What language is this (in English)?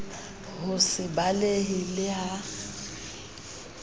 Southern Sotho